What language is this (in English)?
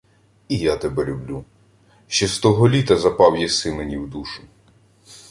Ukrainian